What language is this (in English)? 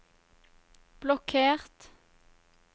Norwegian